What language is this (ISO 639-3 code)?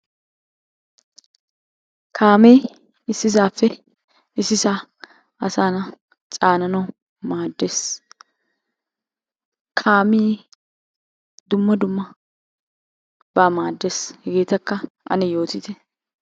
wal